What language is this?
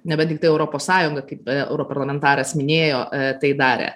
Lithuanian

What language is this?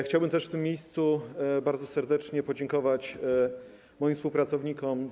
Polish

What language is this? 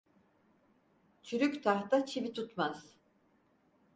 Turkish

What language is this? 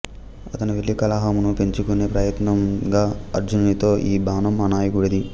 Telugu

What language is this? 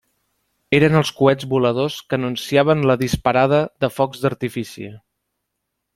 Catalan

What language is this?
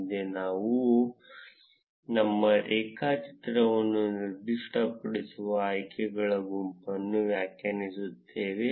Kannada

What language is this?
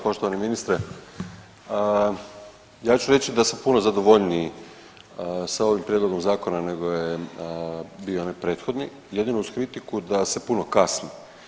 Croatian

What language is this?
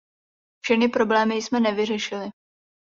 Czech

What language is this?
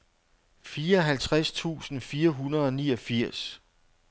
Danish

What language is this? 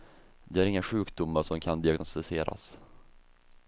Swedish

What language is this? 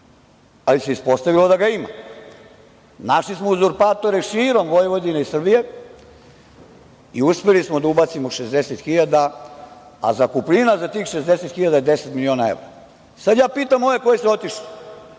Serbian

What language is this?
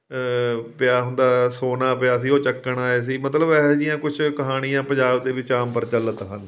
Punjabi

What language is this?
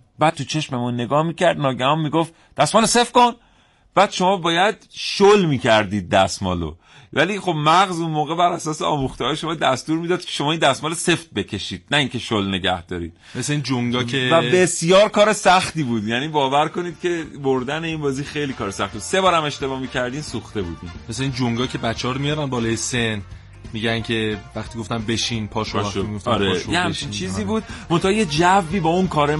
Persian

